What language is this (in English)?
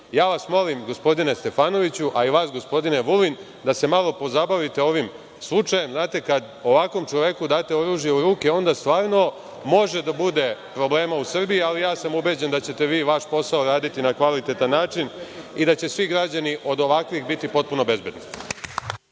Serbian